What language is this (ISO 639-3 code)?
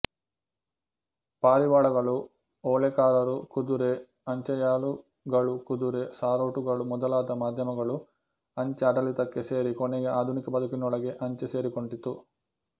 kan